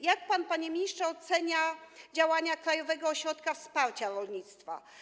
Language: Polish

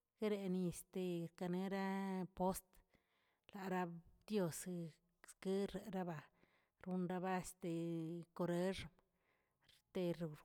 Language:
Tilquiapan Zapotec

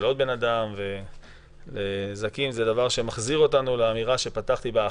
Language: Hebrew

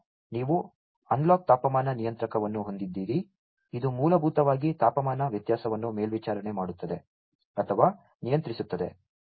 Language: Kannada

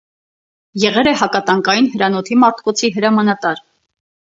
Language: Armenian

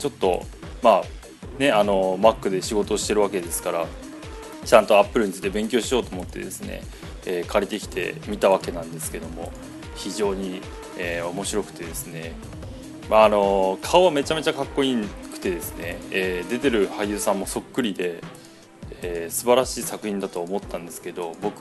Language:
Japanese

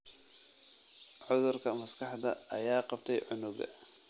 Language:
Somali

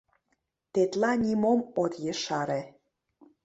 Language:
Mari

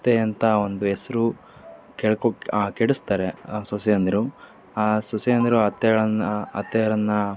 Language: Kannada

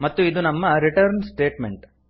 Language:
Kannada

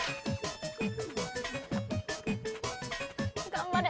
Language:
Japanese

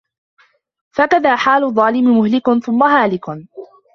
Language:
Arabic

